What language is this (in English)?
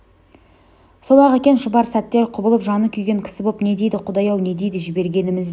Kazakh